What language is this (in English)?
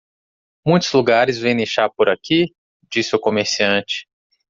Portuguese